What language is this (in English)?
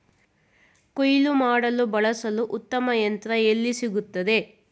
Kannada